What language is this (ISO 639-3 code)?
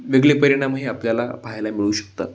mar